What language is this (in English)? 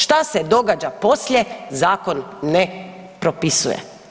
Croatian